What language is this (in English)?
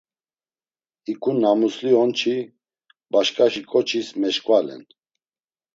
Laz